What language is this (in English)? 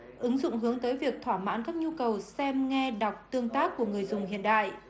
Vietnamese